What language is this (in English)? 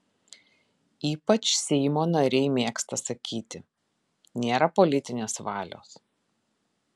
Lithuanian